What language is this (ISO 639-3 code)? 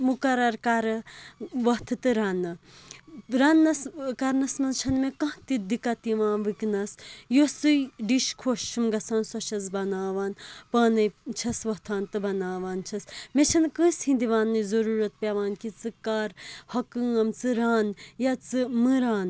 kas